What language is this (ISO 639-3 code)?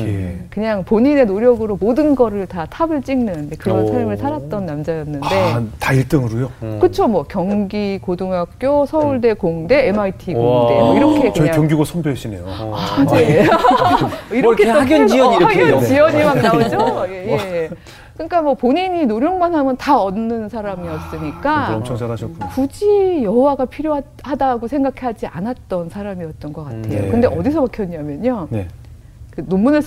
kor